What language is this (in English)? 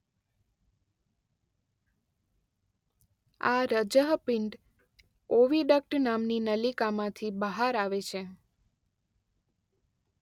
Gujarati